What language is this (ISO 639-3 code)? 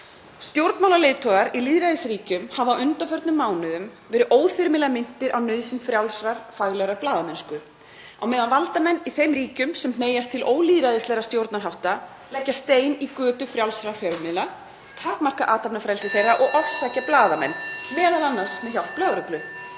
isl